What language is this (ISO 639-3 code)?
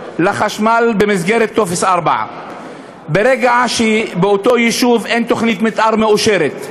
heb